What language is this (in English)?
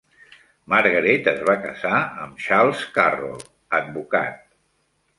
Catalan